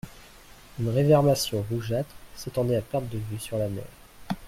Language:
French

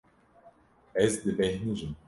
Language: Kurdish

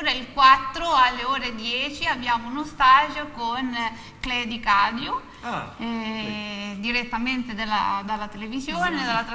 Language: Italian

